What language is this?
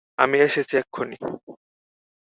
Bangla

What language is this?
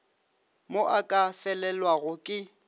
Northern Sotho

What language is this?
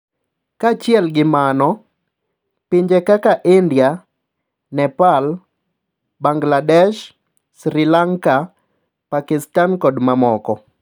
Luo (Kenya and Tanzania)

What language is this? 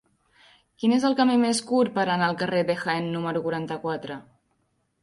Catalan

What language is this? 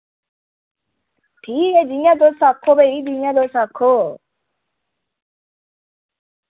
Dogri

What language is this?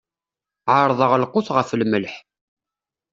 Kabyle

